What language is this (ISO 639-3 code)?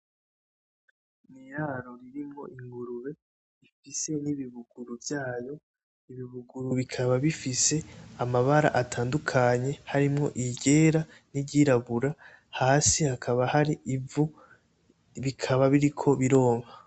run